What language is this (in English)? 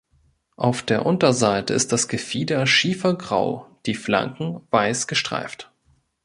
German